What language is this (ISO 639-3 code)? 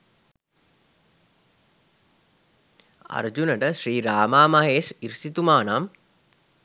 sin